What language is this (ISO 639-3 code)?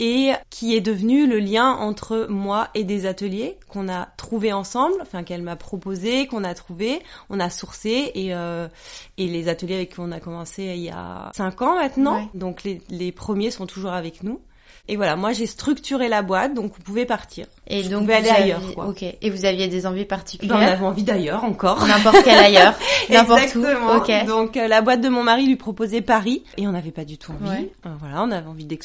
fra